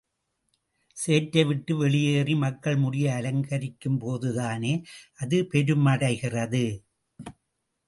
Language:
Tamil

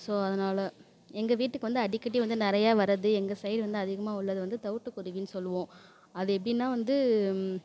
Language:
Tamil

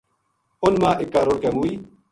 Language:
Gujari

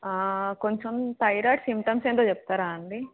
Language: Telugu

